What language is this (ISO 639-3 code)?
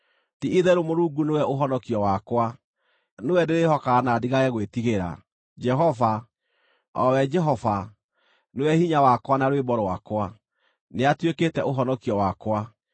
kik